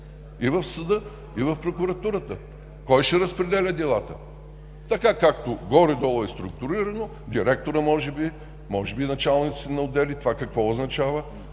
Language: Bulgarian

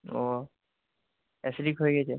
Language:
Bangla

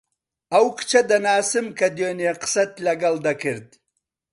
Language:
Central Kurdish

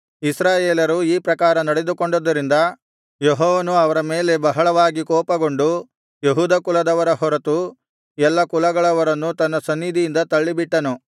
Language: Kannada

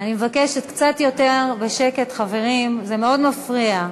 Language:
Hebrew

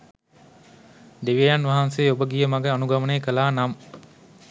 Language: Sinhala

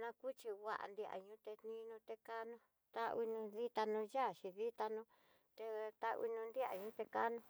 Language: Tidaá Mixtec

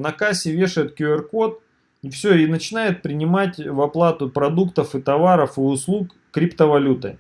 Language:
Russian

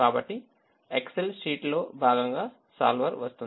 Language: Telugu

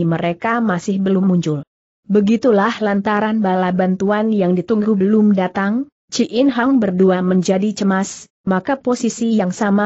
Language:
Indonesian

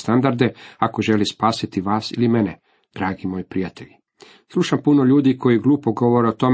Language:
Croatian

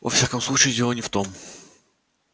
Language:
Russian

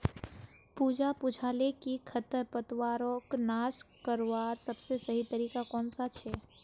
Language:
Magahi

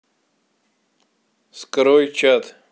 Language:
Russian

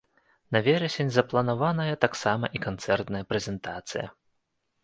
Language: Belarusian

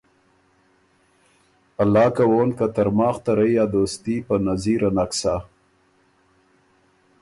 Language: Ormuri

